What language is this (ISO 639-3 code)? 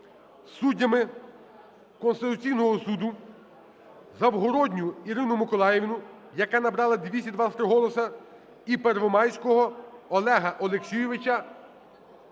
ukr